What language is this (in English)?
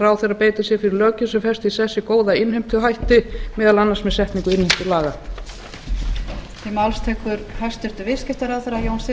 Icelandic